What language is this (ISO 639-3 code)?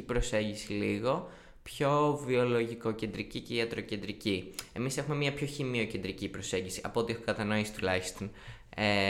ell